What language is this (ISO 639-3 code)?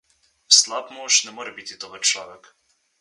slv